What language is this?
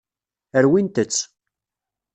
Kabyle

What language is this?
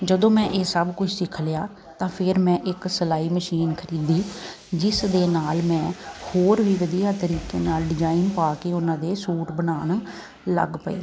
Punjabi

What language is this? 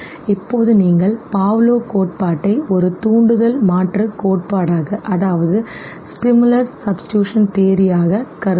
Tamil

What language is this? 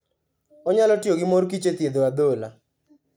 Luo (Kenya and Tanzania)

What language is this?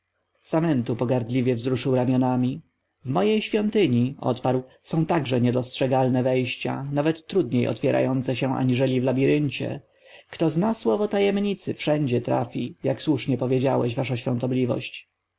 Polish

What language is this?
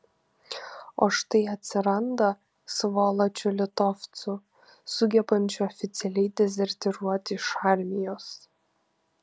Lithuanian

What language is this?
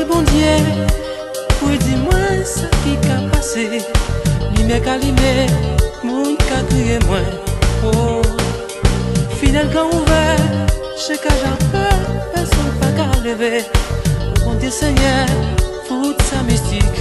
Romanian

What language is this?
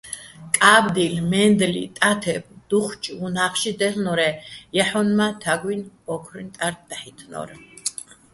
Bats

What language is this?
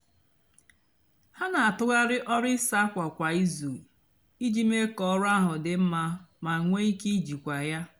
Igbo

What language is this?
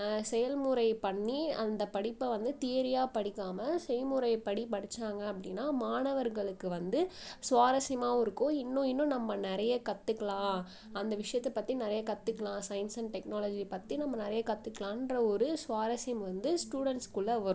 Tamil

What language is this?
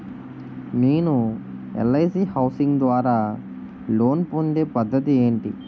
Telugu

